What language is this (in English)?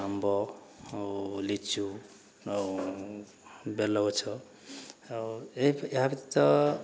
Odia